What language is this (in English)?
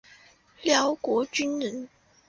Chinese